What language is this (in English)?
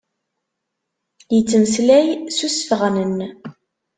Kabyle